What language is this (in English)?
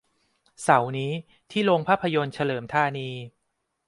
Thai